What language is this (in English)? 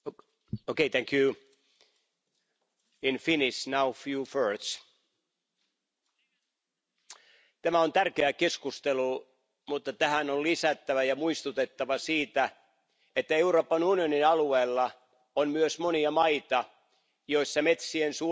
Finnish